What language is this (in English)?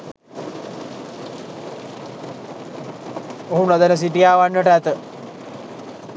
Sinhala